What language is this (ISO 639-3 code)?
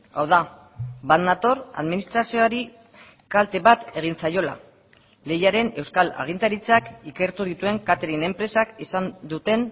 eus